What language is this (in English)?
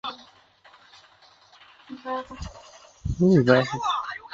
Chinese